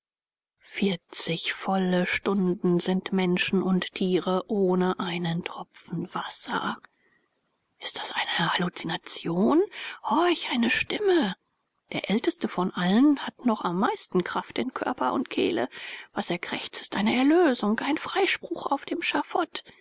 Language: German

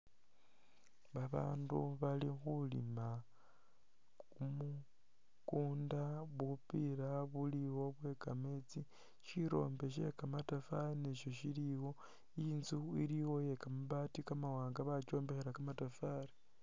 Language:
Masaaba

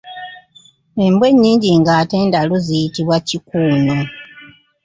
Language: Ganda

